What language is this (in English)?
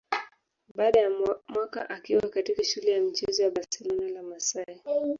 Swahili